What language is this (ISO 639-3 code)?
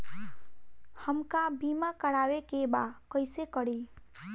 bho